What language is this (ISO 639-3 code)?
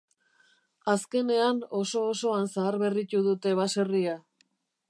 eus